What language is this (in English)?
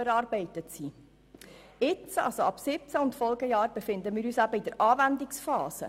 Swiss German